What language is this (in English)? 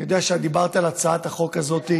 Hebrew